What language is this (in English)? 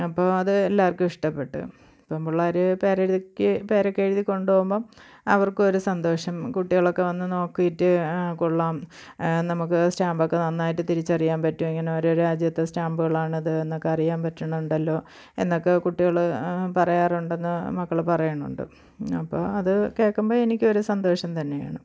Malayalam